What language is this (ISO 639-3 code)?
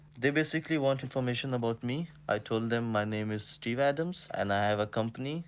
eng